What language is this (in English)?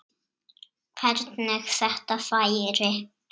Icelandic